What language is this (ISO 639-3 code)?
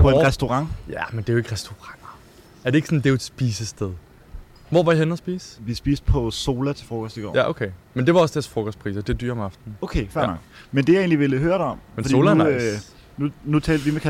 dan